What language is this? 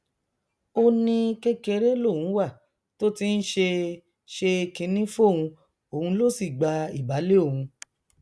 Yoruba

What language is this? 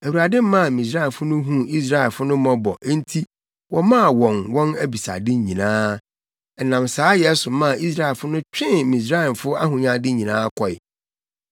Akan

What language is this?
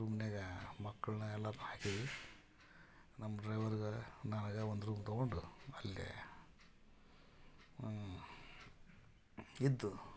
Kannada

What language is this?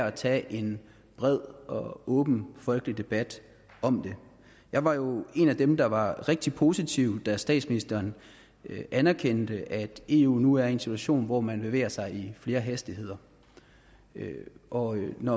Danish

